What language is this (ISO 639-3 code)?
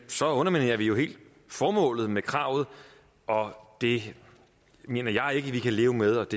dan